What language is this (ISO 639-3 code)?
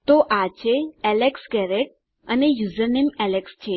guj